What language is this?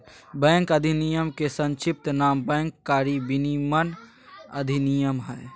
Magahi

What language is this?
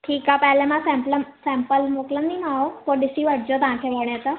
Sindhi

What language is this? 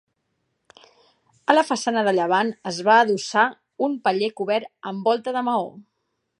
Catalan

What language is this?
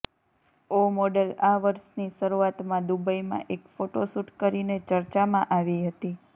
Gujarati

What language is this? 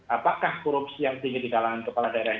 Indonesian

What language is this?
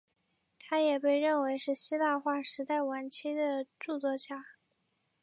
Chinese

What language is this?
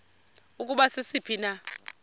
Xhosa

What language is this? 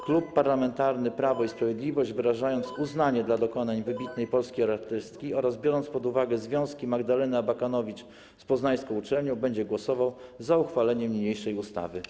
Polish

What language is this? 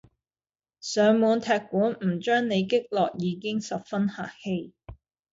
Cantonese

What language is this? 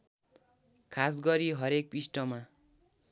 Nepali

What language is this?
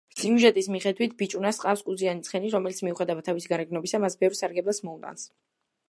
Georgian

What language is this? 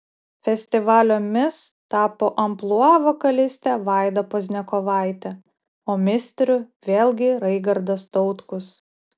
Lithuanian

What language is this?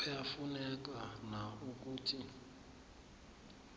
South Ndebele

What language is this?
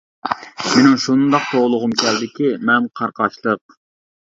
Uyghur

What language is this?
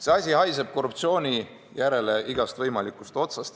Estonian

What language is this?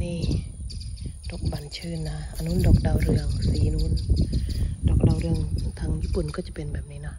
Thai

